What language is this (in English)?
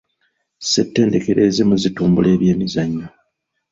Ganda